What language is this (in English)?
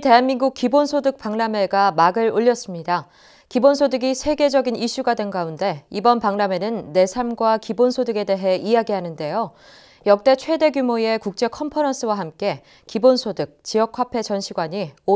Korean